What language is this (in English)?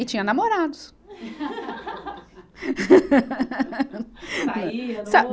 Portuguese